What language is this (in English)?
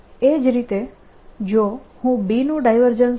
Gujarati